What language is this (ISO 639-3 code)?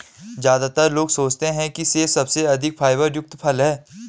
hin